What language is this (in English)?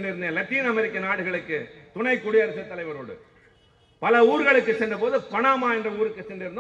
Tamil